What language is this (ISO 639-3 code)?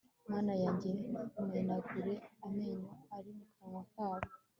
kin